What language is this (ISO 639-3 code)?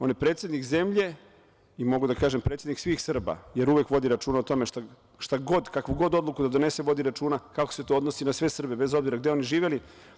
srp